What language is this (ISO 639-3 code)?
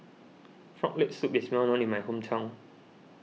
eng